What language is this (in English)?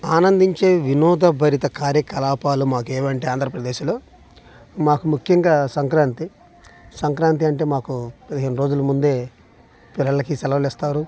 Telugu